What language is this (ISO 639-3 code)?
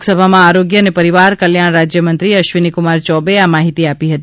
guj